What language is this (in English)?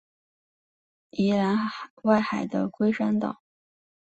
Chinese